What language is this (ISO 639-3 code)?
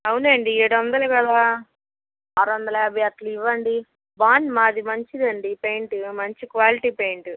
tel